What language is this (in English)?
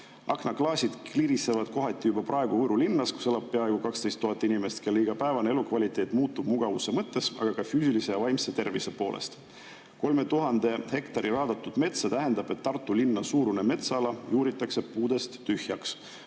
Estonian